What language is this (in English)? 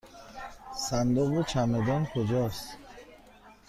Persian